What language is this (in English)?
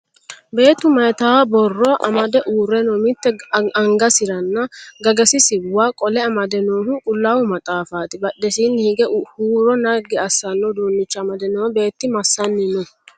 Sidamo